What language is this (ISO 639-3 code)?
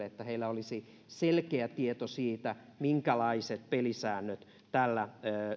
fin